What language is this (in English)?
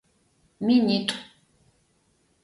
Adyghe